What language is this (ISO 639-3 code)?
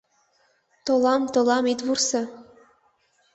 chm